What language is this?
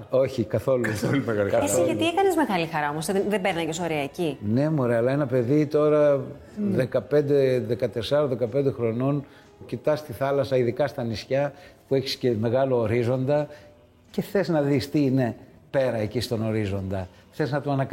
Greek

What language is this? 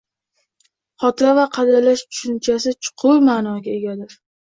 Uzbek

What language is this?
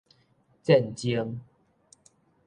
Min Nan Chinese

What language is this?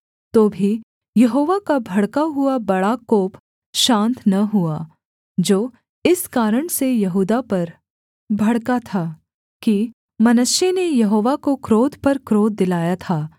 Hindi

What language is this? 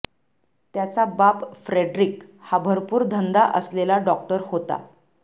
Marathi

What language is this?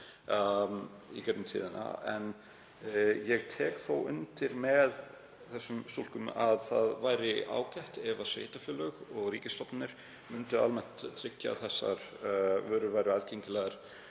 Icelandic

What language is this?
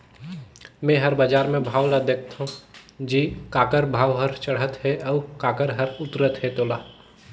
Chhattisgarhi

